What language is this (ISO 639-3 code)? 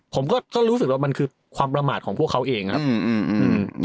tha